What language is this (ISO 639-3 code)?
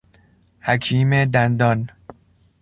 fas